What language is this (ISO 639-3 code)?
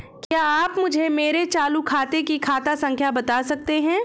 hin